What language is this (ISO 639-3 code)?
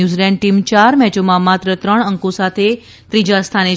guj